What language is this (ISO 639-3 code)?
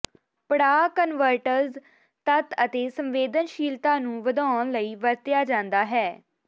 pan